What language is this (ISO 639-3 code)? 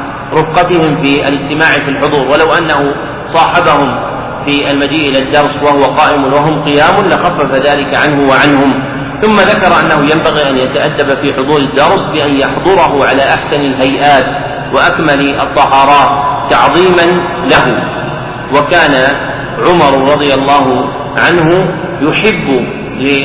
ara